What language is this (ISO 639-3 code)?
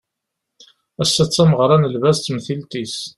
kab